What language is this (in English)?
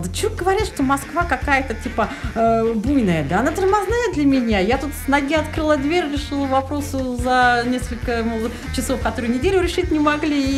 Russian